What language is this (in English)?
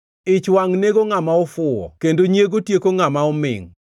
Luo (Kenya and Tanzania)